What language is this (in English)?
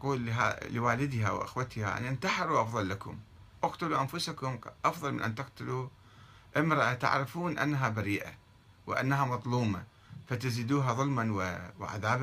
Arabic